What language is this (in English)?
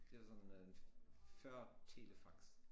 Danish